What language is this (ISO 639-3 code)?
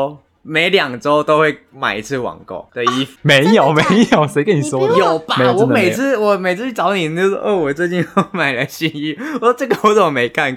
zho